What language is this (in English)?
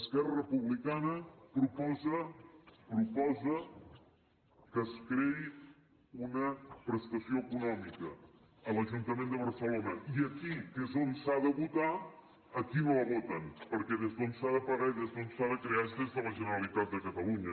Catalan